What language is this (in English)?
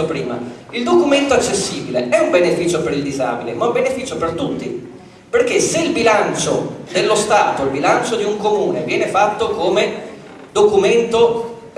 Italian